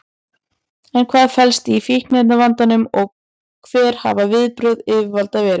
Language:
Icelandic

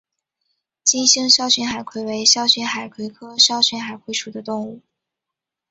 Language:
Chinese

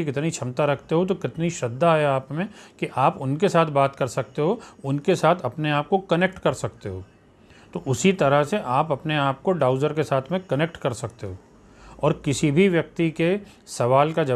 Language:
Hindi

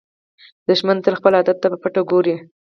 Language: Pashto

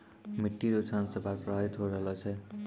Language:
Maithili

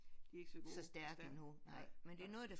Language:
Danish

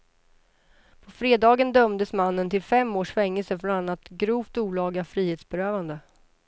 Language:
Swedish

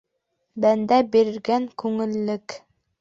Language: Bashkir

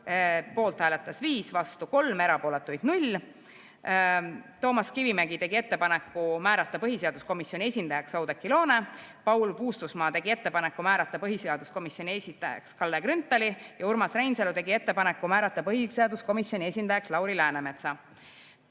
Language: Estonian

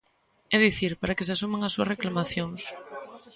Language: Galician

